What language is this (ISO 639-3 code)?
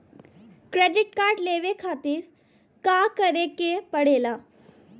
bho